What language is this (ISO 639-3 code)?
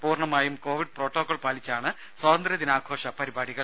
mal